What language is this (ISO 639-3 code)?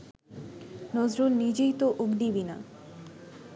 ben